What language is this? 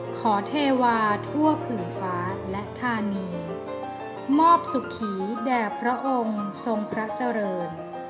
Thai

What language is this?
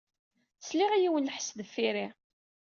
Kabyle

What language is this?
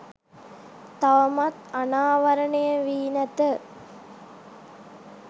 Sinhala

